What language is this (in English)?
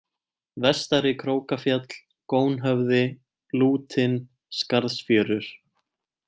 Icelandic